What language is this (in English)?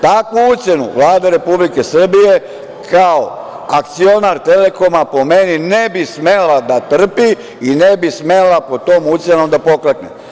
Serbian